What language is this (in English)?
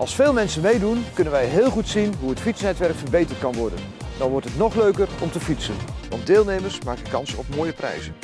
Dutch